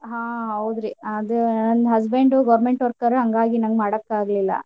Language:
Kannada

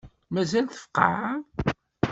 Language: Kabyle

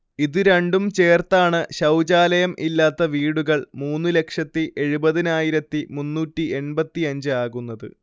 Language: Malayalam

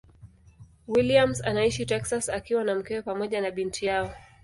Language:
Swahili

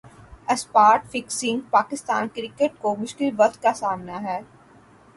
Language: Urdu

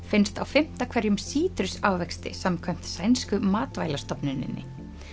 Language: Icelandic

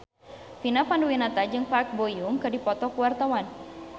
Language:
Sundanese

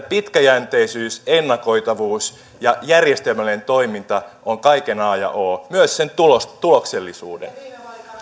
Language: Finnish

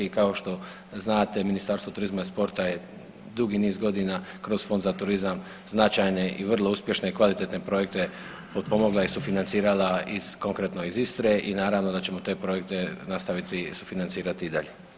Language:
Croatian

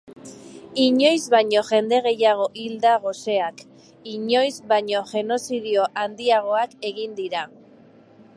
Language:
Basque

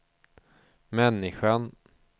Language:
Swedish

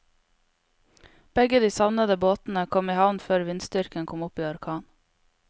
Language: Norwegian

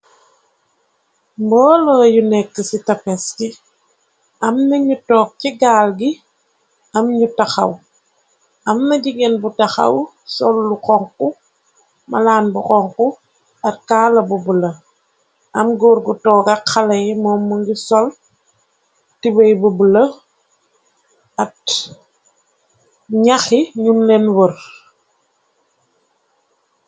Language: Wolof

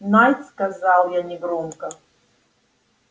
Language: Russian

